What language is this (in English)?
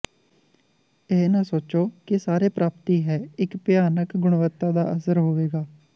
Punjabi